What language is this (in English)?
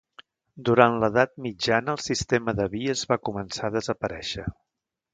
Catalan